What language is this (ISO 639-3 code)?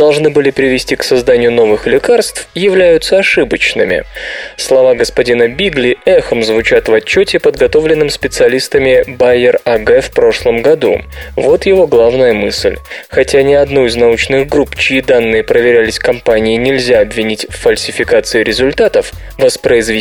rus